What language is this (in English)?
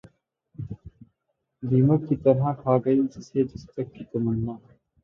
Urdu